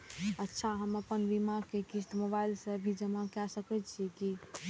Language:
Maithili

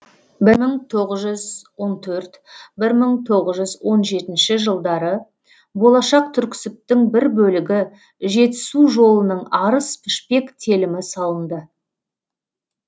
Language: Kazakh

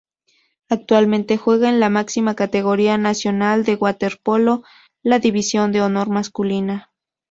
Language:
Spanish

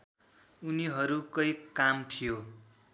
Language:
Nepali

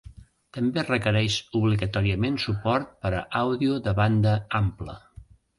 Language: Catalan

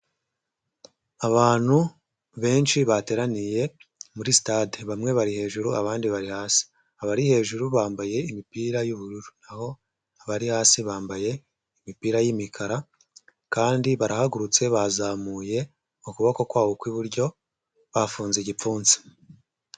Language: Kinyarwanda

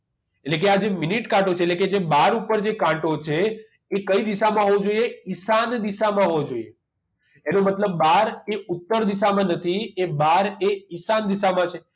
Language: Gujarati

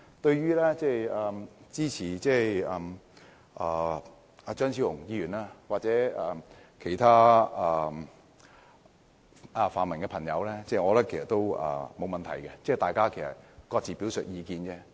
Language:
Cantonese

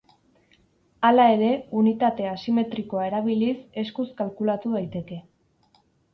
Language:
Basque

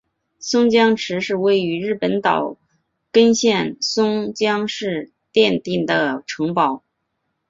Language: Chinese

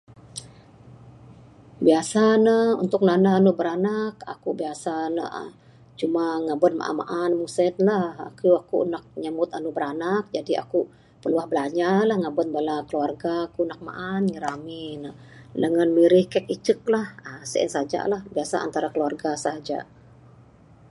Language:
Bukar-Sadung Bidayuh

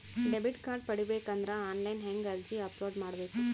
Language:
Kannada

